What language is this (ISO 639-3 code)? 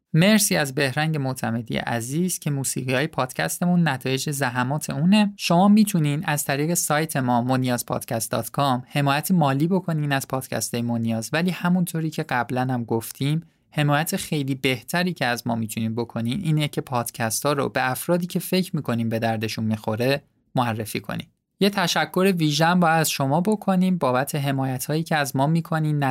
fas